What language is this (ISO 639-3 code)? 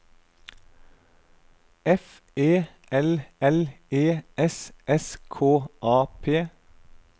nor